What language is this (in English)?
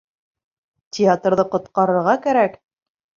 Bashkir